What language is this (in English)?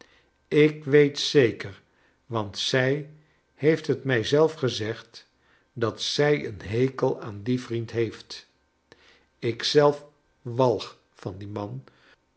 Dutch